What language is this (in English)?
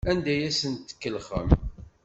Kabyle